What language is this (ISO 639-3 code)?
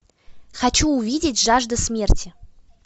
rus